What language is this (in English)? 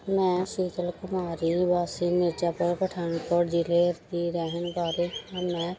Punjabi